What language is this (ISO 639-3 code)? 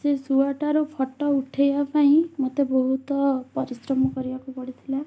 ori